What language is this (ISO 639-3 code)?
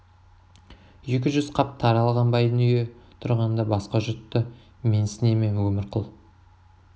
kaz